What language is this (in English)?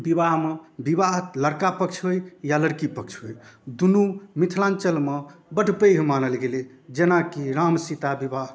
Maithili